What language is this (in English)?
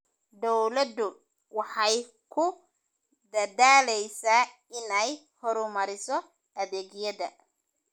Somali